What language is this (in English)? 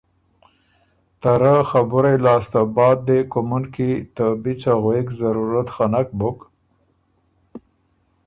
Ormuri